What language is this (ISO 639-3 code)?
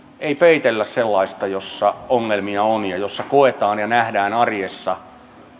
fin